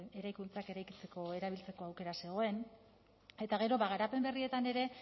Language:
Basque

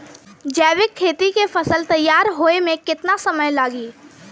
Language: Bhojpuri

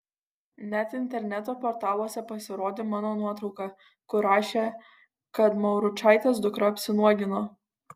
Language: Lithuanian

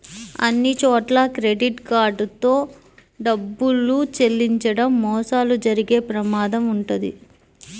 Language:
Telugu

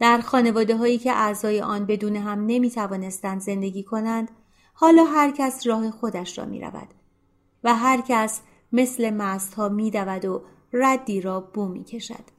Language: Persian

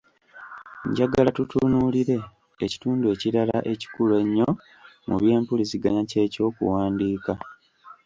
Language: Ganda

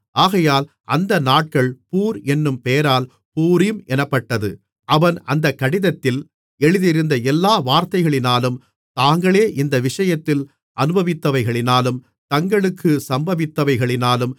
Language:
Tamil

